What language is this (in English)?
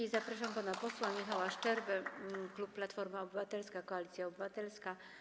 Polish